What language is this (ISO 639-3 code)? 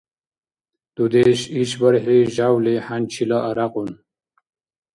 dar